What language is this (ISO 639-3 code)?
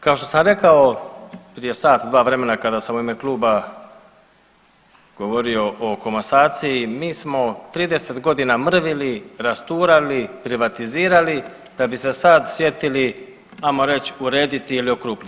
hrv